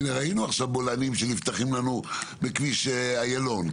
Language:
Hebrew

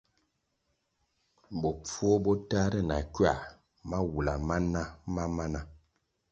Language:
Kwasio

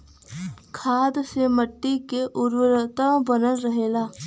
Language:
Bhojpuri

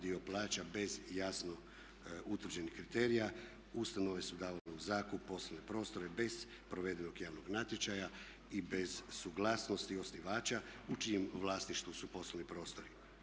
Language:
Croatian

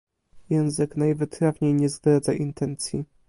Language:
Polish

